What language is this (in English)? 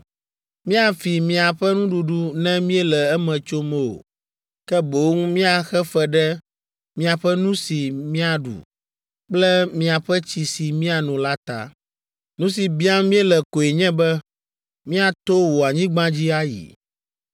Ewe